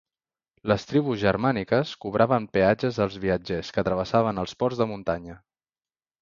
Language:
Catalan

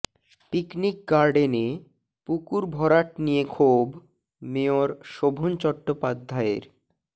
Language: Bangla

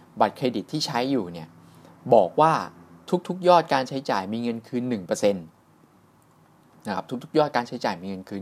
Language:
Thai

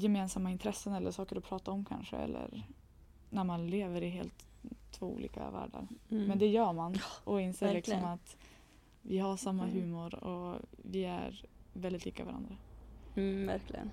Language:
Swedish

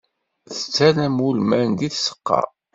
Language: Kabyle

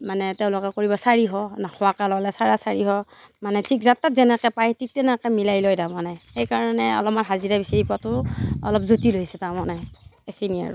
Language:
Assamese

